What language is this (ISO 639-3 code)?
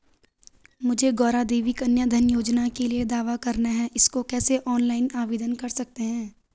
hin